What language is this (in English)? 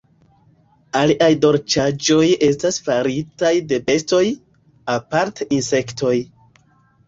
Esperanto